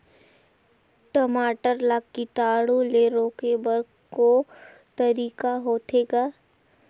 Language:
Chhattisgarhi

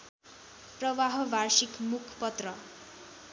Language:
Nepali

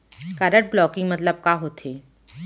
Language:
Chhattisgarhi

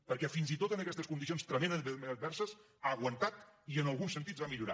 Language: Catalan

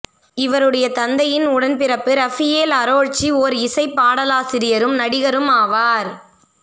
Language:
Tamil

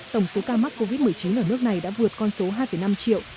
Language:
Vietnamese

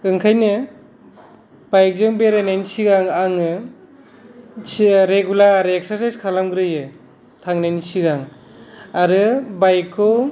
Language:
Bodo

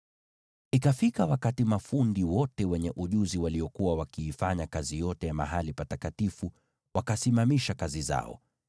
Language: Swahili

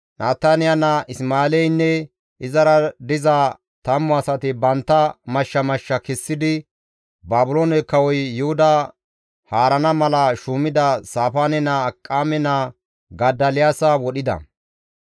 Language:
Gamo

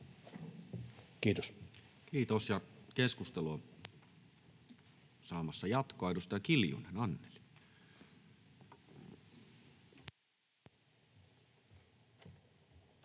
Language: Finnish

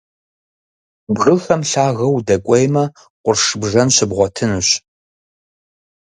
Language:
Kabardian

